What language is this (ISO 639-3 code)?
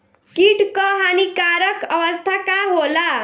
bho